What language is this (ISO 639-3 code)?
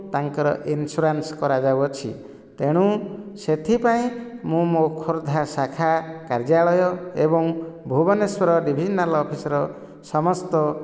ori